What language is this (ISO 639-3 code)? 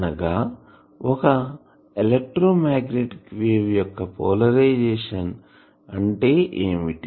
tel